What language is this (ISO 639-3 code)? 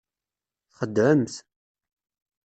kab